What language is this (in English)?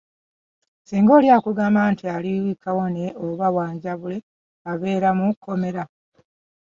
Ganda